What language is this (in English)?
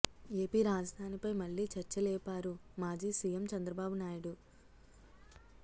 Telugu